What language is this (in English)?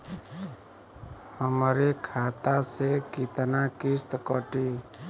Bhojpuri